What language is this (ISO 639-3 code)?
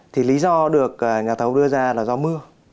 vie